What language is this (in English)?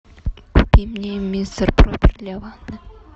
Russian